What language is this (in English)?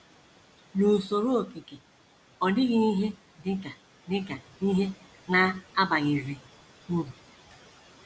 Igbo